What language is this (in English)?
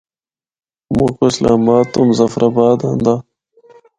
Northern Hindko